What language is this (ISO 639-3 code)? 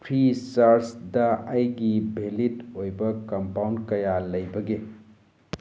mni